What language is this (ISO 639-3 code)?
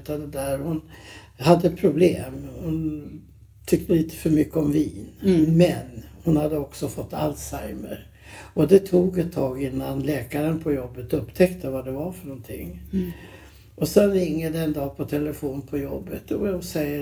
swe